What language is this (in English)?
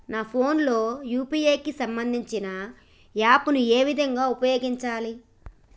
Telugu